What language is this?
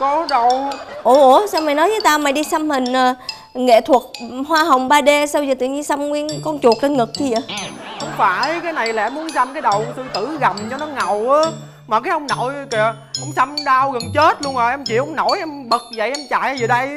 Vietnamese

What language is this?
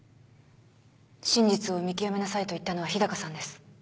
Japanese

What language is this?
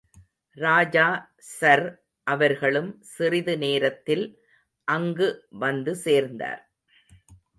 Tamil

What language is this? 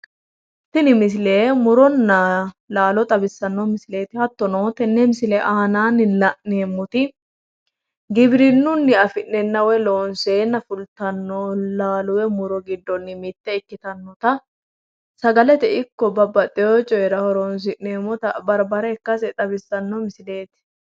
Sidamo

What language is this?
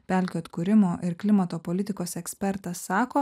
Lithuanian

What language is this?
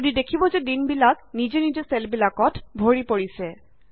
Assamese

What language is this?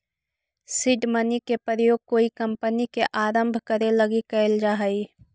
Magahi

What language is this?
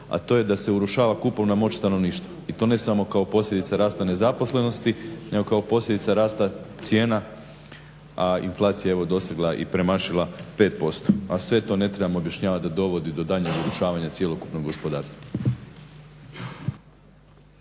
Croatian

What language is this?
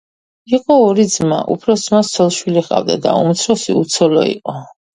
Georgian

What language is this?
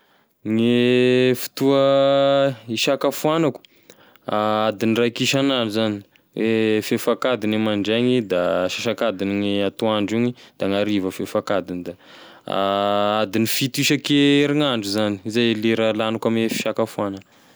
Tesaka Malagasy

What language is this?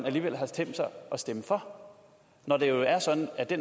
Danish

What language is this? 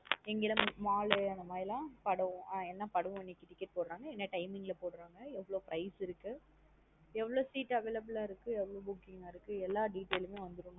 Tamil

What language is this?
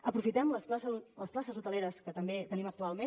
Catalan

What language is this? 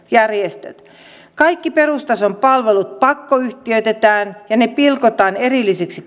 Finnish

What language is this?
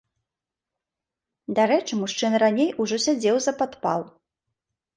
Belarusian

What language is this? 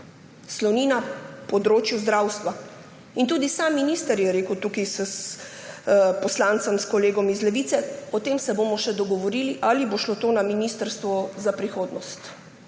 Slovenian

